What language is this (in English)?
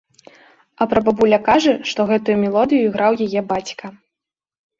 Belarusian